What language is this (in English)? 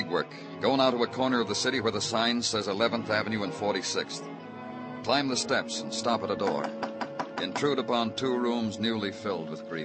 English